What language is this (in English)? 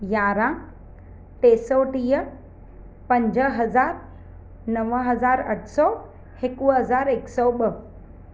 Sindhi